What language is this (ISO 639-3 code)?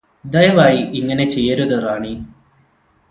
mal